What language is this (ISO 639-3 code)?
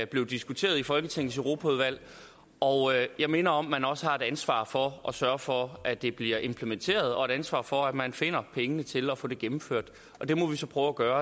dan